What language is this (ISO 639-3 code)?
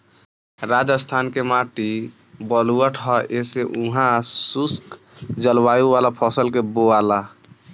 bho